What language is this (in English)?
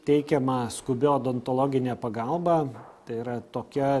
Lithuanian